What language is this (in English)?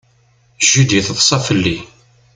Kabyle